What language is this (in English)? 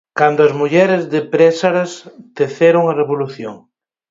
Galician